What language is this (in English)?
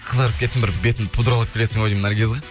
Kazakh